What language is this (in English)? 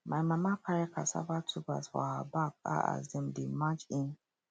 Nigerian Pidgin